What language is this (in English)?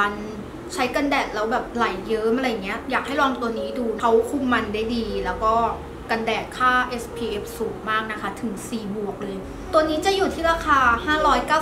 Thai